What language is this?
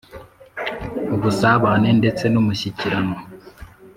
Kinyarwanda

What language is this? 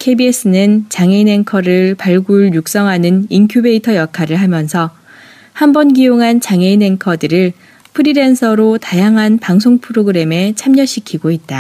Korean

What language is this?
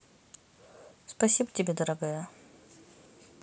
Russian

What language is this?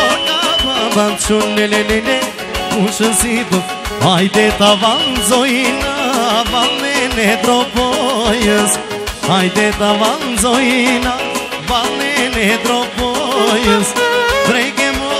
Romanian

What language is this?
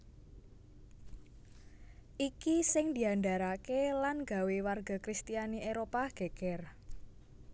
Javanese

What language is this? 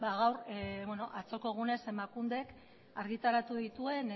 Basque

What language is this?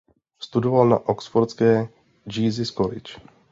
Czech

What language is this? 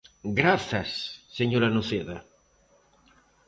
Galician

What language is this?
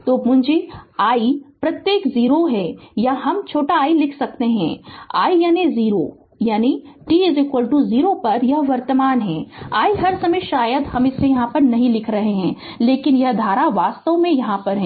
Hindi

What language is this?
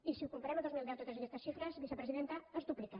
Catalan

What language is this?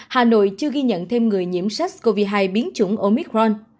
Vietnamese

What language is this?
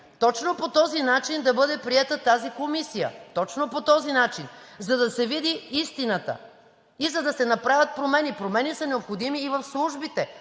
Bulgarian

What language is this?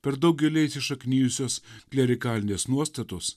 Lithuanian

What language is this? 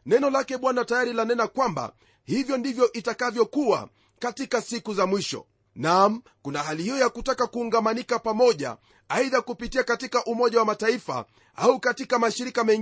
Swahili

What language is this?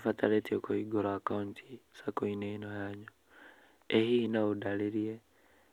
Kikuyu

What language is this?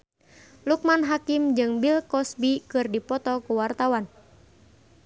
Sundanese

